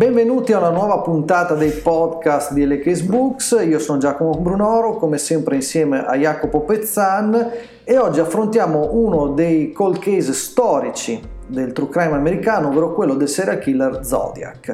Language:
Italian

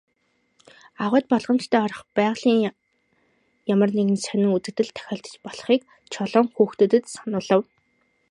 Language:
Mongolian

